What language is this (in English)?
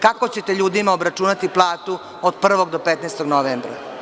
Serbian